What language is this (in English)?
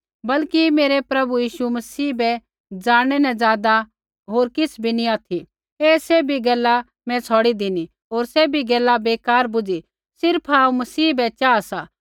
Kullu Pahari